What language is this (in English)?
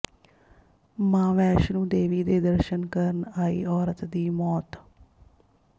Punjabi